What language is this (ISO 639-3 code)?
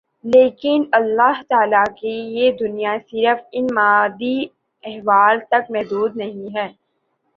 urd